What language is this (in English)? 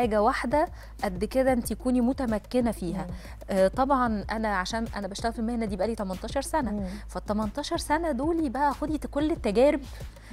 Arabic